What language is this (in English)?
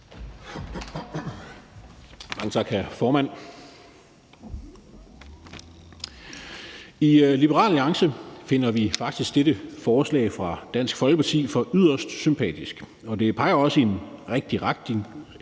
Danish